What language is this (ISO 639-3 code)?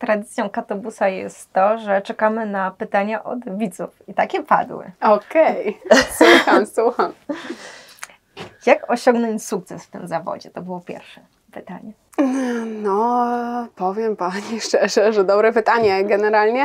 pol